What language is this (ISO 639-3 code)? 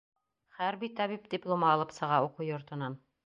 bak